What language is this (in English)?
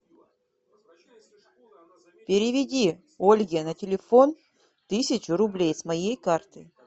Russian